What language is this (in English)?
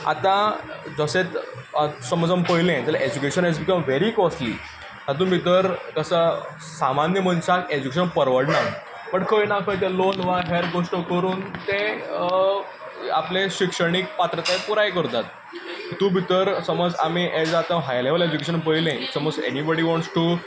Konkani